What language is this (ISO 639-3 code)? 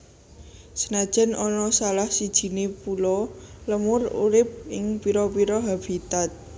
jav